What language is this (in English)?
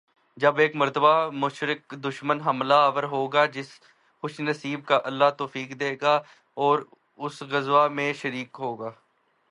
Urdu